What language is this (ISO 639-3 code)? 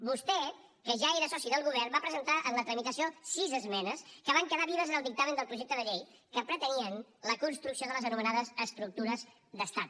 cat